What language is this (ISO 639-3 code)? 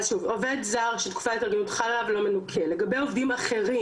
heb